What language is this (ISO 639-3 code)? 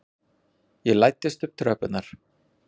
isl